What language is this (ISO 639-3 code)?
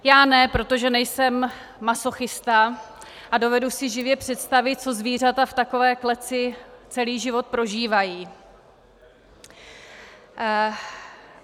ces